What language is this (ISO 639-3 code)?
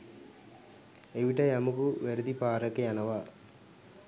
sin